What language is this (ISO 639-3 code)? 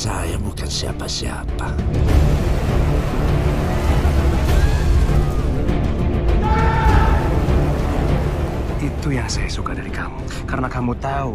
ind